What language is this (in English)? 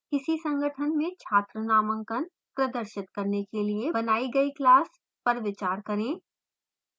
Hindi